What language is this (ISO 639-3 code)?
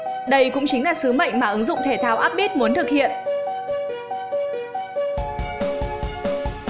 vie